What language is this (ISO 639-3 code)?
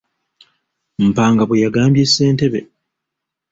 lug